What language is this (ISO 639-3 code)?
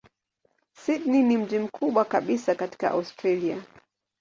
swa